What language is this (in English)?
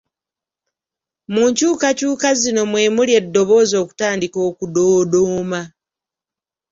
Ganda